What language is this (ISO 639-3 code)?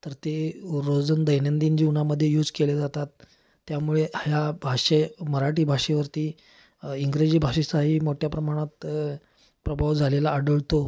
mar